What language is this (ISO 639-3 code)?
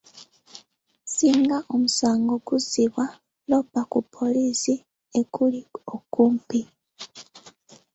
lug